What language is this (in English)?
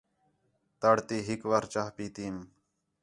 Khetrani